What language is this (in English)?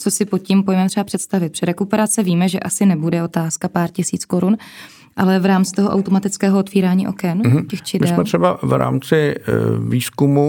Czech